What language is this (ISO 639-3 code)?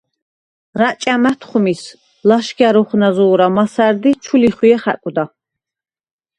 sva